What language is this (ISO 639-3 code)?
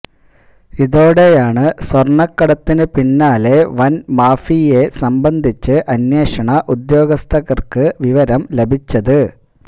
mal